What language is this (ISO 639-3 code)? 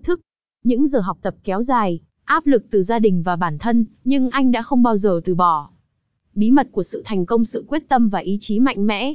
vie